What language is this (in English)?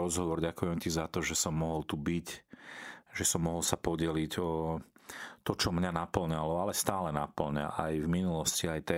Slovak